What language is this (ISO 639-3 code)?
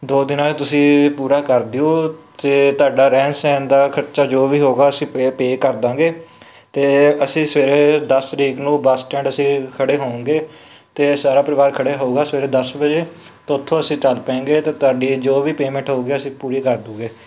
pan